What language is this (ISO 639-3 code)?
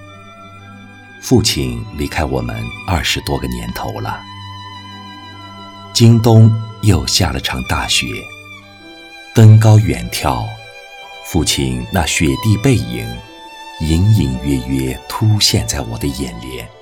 zho